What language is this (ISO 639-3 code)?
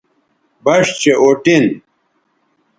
btv